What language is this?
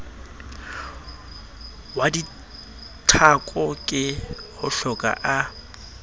Southern Sotho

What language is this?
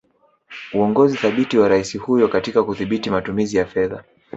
Swahili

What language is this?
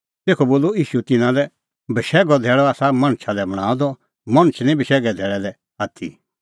Kullu Pahari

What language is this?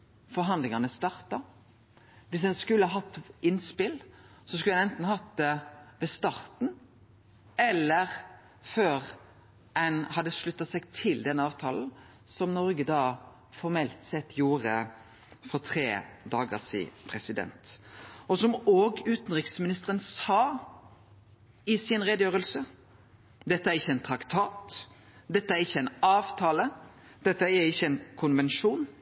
Norwegian Nynorsk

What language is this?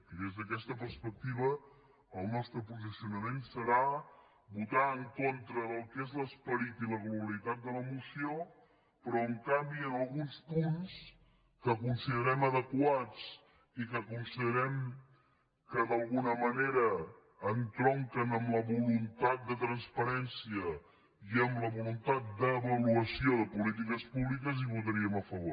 Catalan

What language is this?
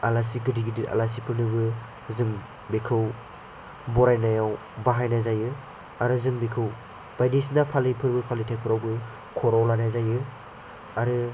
Bodo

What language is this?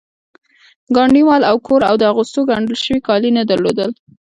Pashto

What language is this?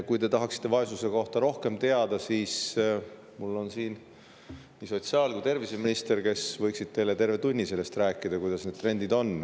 Estonian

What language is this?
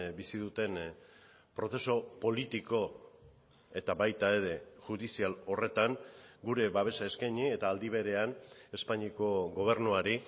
Basque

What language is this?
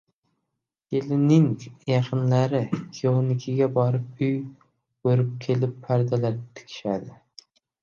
Uzbek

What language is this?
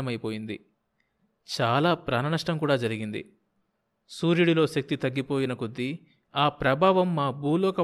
Telugu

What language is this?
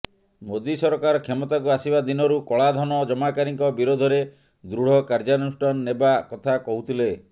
Odia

